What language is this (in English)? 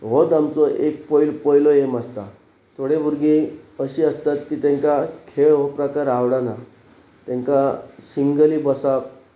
Konkani